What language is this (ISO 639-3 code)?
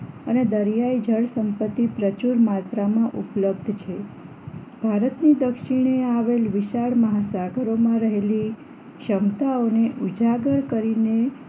guj